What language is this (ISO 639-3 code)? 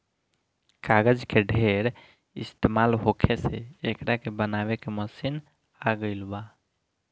bho